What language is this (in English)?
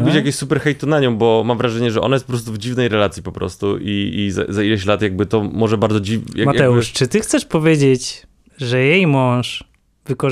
Polish